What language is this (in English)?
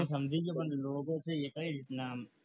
Gujarati